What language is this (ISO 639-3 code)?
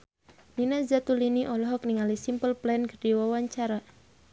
sun